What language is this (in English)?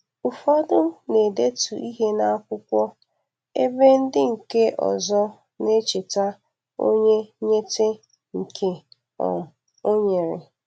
Igbo